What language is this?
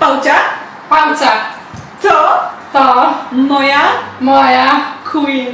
Polish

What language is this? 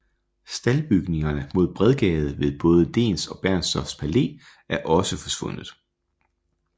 Danish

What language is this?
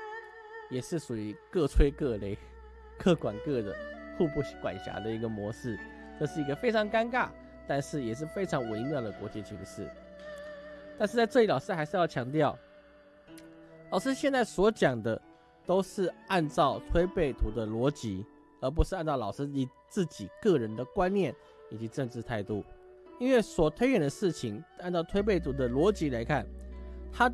Chinese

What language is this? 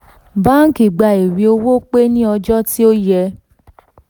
Yoruba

